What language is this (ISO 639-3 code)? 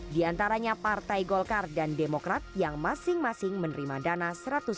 ind